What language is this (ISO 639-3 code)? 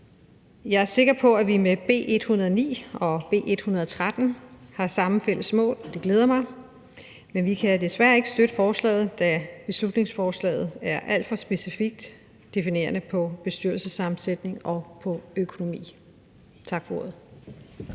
dan